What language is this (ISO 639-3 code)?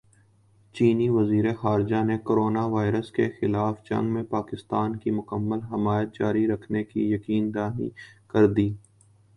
urd